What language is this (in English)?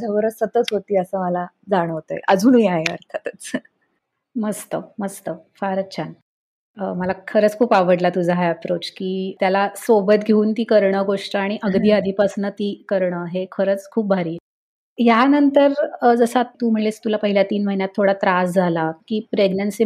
Marathi